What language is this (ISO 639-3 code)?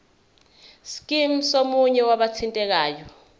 zul